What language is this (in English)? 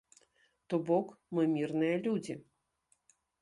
Belarusian